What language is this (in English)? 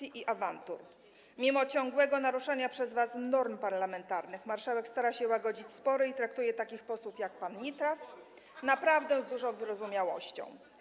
Polish